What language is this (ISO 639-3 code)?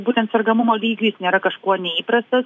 lit